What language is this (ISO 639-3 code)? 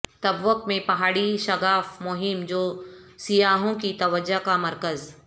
urd